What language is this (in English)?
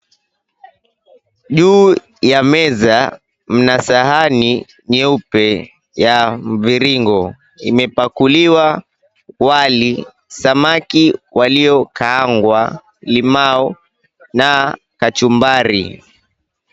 Swahili